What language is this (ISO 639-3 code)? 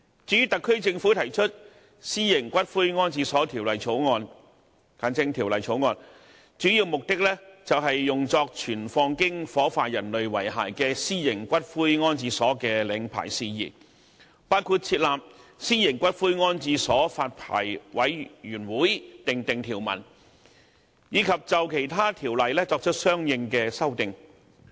yue